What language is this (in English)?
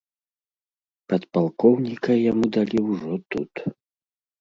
Belarusian